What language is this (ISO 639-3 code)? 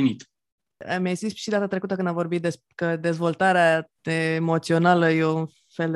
ron